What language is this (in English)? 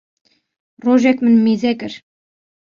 Kurdish